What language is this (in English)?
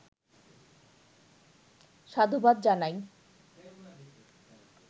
Bangla